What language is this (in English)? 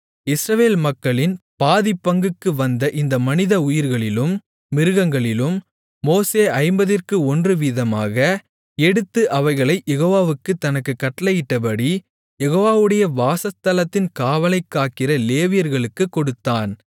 Tamil